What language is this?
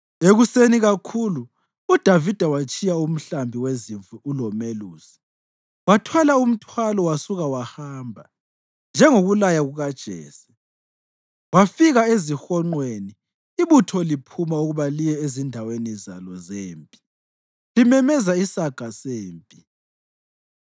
North Ndebele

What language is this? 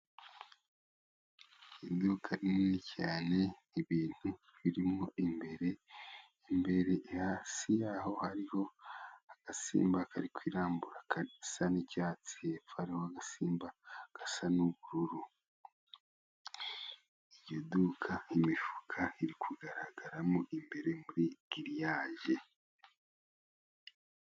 Kinyarwanda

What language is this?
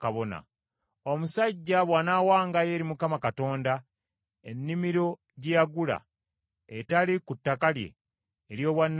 Ganda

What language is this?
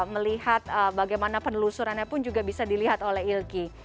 Indonesian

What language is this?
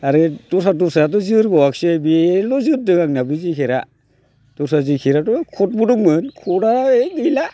Bodo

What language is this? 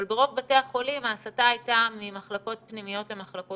Hebrew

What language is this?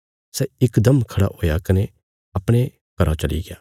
Bilaspuri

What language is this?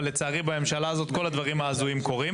Hebrew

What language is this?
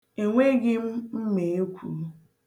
Igbo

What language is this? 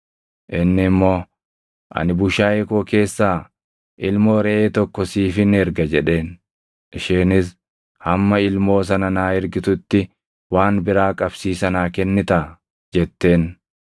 Oromo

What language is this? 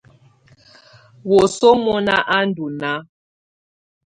Tunen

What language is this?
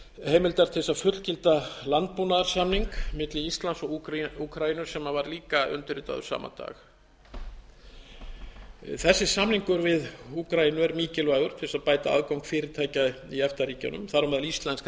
Icelandic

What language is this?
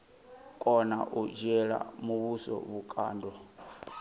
Venda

